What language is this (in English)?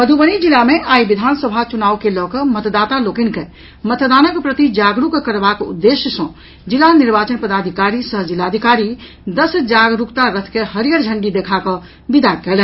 Maithili